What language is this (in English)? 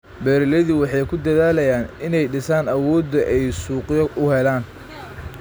Somali